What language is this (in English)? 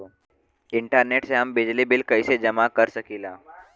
Bhojpuri